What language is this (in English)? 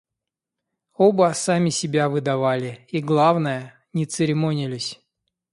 Russian